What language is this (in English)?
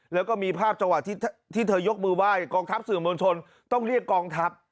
Thai